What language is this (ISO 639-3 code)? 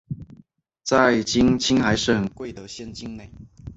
zho